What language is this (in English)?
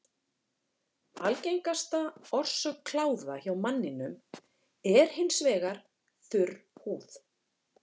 Icelandic